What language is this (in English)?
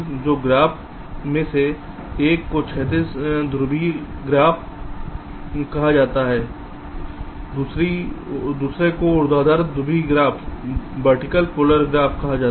Hindi